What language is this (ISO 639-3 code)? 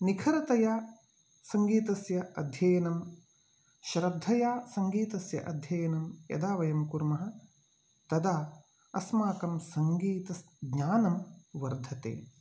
san